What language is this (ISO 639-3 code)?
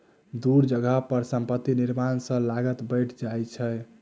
mai